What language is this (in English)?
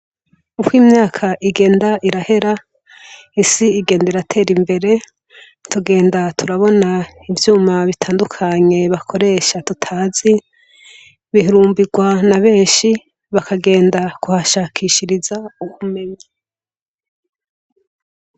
Rundi